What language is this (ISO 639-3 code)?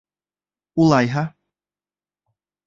bak